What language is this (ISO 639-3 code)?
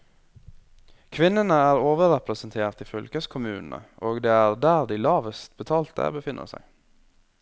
nor